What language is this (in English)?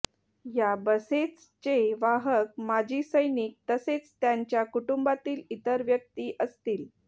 Marathi